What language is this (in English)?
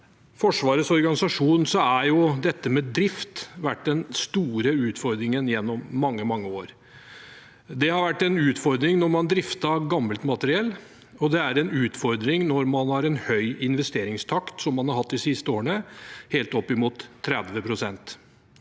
Norwegian